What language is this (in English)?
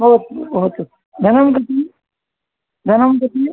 Sanskrit